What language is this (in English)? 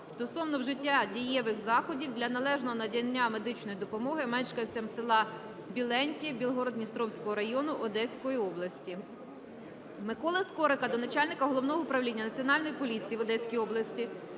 Ukrainian